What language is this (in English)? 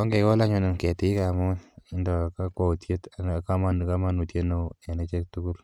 Kalenjin